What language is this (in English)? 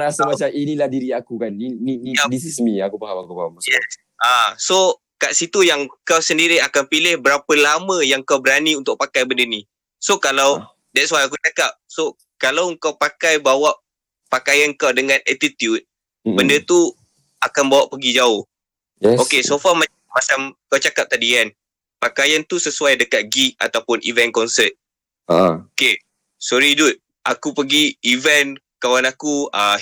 Malay